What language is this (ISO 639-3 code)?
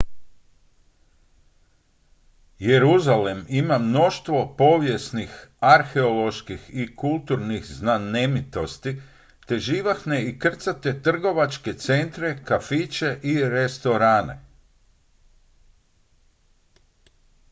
hrv